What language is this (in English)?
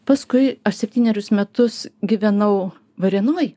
Lithuanian